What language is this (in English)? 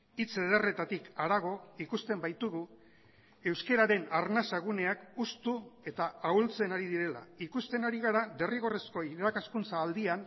Basque